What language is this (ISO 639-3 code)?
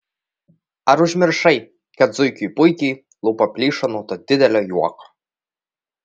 lit